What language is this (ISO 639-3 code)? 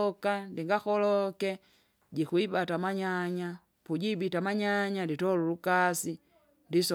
zga